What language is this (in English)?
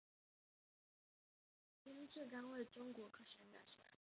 Chinese